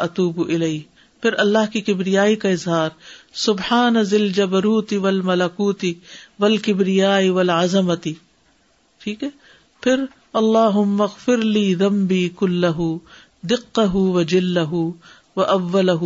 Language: Urdu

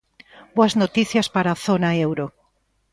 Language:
Galician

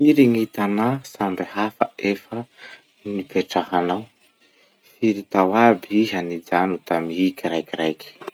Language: Masikoro Malagasy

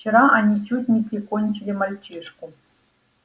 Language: Russian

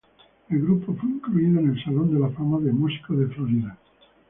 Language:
Spanish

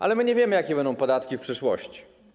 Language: Polish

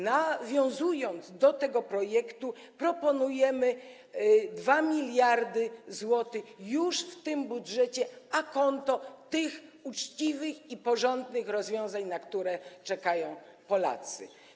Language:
Polish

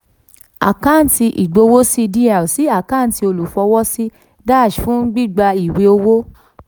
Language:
Yoruba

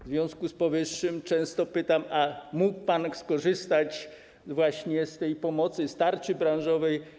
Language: Polish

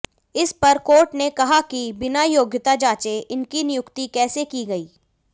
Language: Hindi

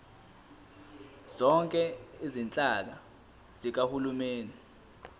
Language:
Zulu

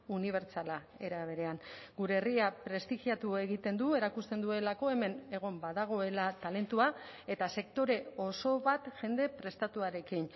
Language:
Basque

